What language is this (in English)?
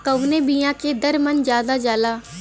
Bhojpuri